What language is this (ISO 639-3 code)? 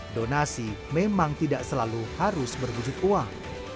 ind